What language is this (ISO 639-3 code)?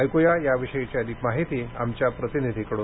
mar